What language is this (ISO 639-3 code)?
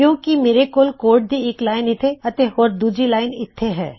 pan